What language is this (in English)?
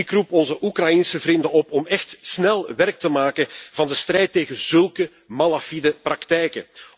Dutch